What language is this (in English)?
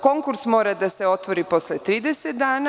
Serbian